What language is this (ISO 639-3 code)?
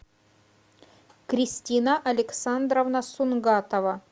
rus